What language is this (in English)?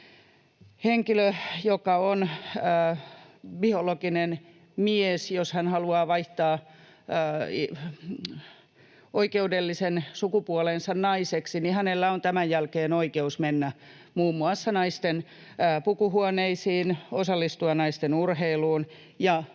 Finnish